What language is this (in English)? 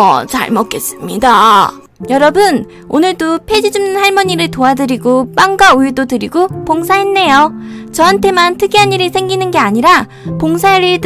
Korean